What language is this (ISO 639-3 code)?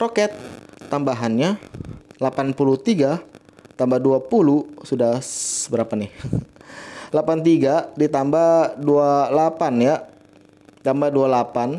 ind